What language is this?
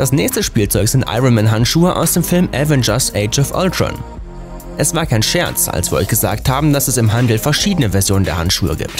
German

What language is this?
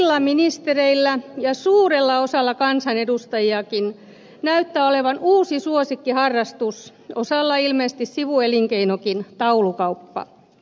Finnish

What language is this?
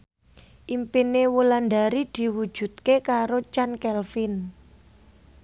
Javanese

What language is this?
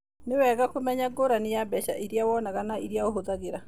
Kikuyu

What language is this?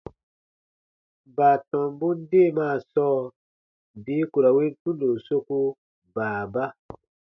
Baatonum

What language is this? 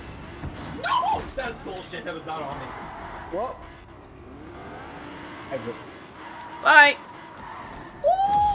English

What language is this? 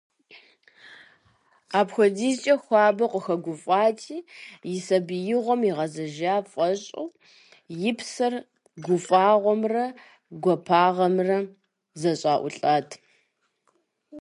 Kabardian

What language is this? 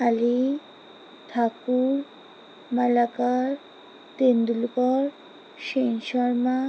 Bangla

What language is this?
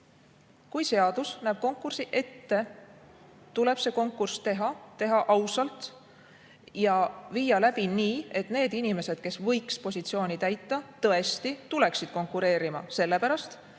Estonian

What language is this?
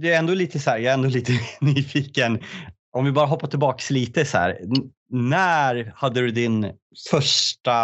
Swedish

